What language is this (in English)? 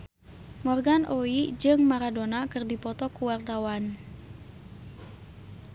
Sundanese